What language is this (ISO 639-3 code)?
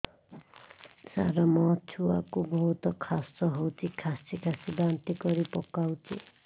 ori